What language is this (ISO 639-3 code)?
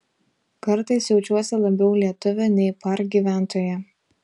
lit